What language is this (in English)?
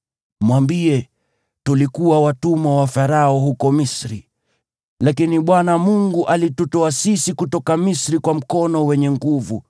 Swahili